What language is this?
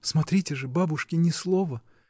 Russian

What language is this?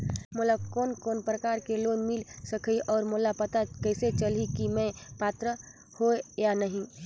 Chhattisgarhi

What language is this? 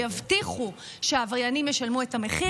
Hebrew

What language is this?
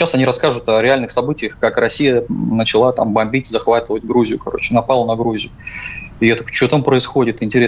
Russian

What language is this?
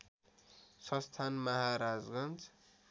Nepali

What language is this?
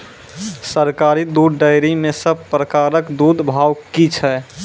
Maithili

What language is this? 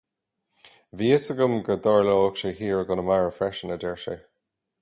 Irish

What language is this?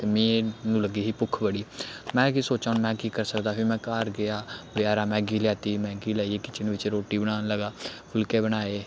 Dogri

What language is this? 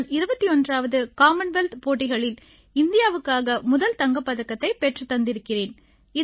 Tamil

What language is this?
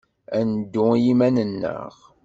Kabyle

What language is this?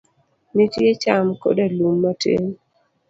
Luo (Kenya and Tanzania)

